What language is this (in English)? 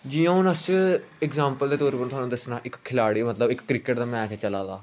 Dogri